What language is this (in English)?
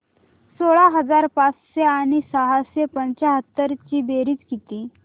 Marathi